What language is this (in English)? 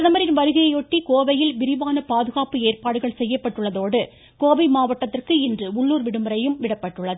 Tamil